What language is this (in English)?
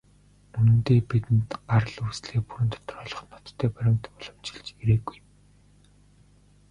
Mongolian